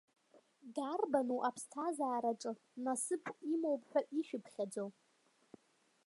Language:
Abkhazian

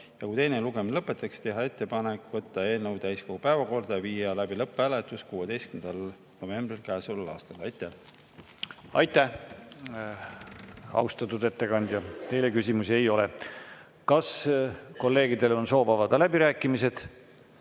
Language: Estonian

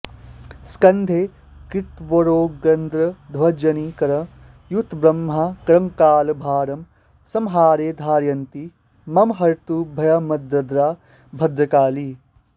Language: Sanskrit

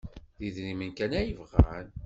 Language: Kabyle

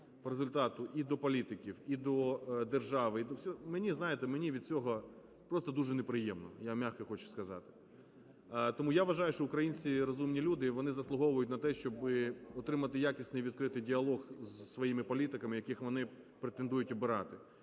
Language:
Ukrainian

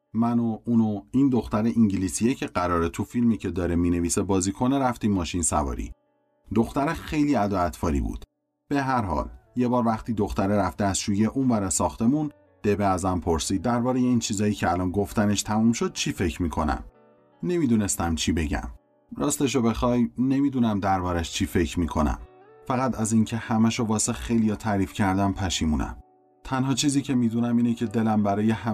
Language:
Persian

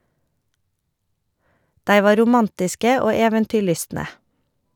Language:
Norwegian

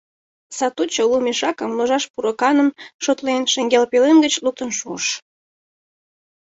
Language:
Mari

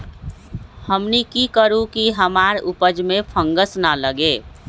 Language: Magahi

